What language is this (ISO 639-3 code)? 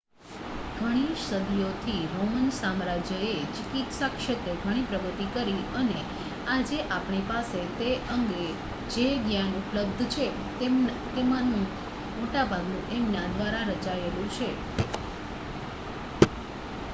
guj